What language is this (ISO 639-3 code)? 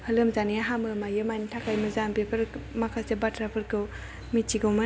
brx